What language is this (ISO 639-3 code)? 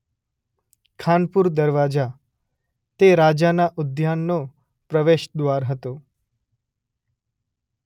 guj